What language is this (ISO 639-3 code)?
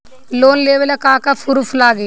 bho